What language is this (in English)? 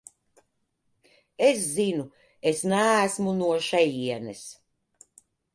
Latvian